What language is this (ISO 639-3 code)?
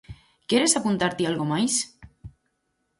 glg